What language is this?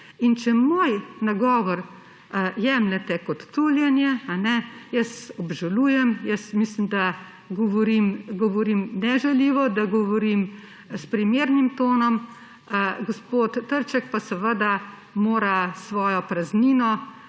Slovenian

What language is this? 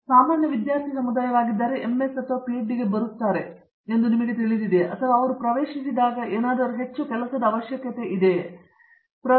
Kannada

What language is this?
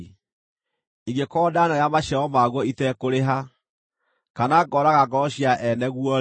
Kikuyu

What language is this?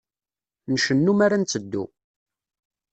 Kabyle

